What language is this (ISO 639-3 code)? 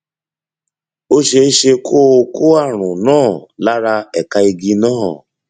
yor